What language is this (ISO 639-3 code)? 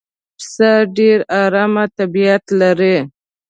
pus